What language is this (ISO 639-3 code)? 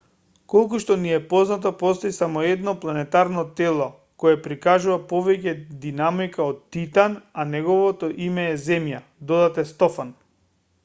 mkd